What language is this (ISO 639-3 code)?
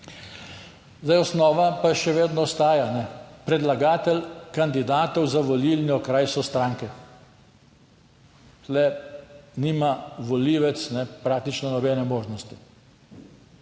slv